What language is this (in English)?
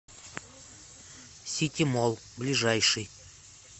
Russian